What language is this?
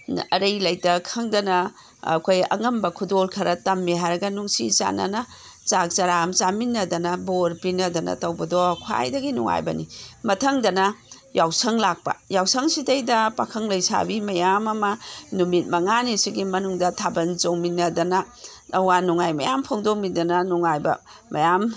Manipuri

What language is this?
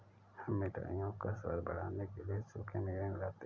Hindi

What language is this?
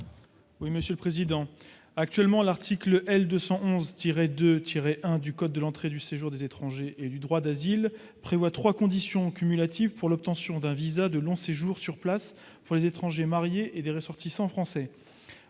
French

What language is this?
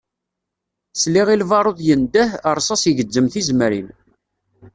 Kabyle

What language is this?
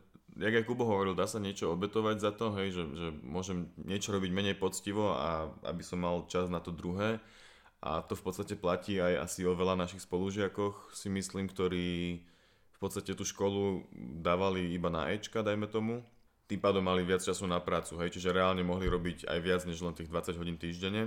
Slovak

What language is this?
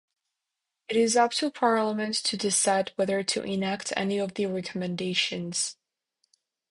English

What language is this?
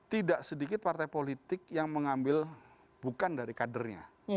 Indonesian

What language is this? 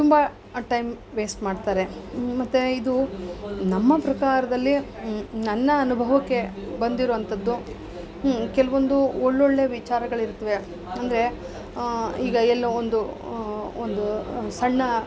Kannada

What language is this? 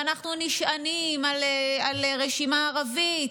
Hebrew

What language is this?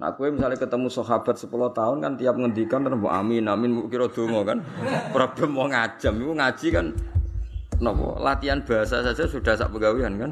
Malay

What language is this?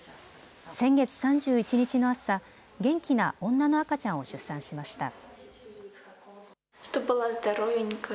Japanese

